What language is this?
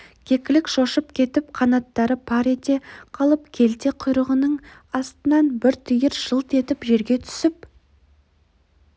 Kazakh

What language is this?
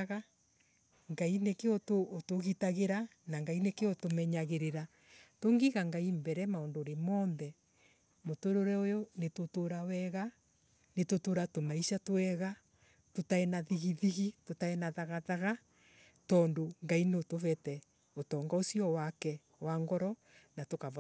Embu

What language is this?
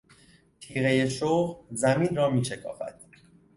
Persian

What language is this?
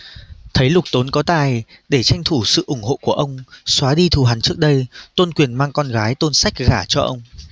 Vietnamese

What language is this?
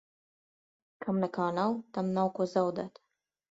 Latvian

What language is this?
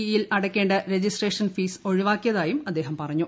Malayalam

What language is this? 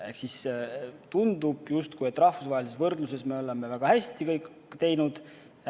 Estonian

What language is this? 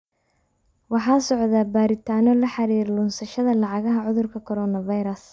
Somali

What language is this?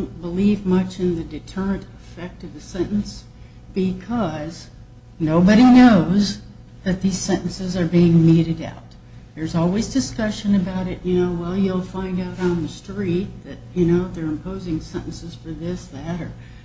English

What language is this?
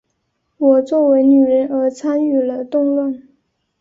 Chinese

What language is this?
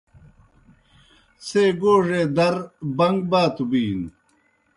Kohistani Shina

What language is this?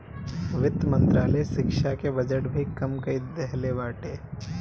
Bhojpuri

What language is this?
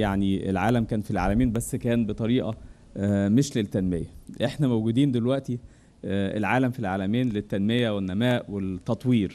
Arabic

